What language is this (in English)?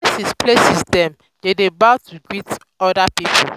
Nigerian Pidgin